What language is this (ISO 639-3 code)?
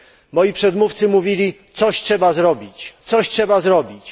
pol